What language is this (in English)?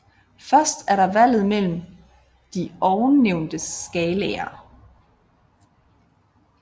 Danish